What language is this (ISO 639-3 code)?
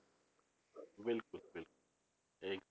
pan